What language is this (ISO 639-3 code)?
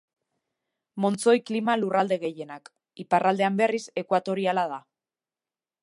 eus